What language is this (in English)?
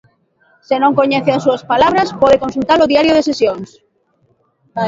Galician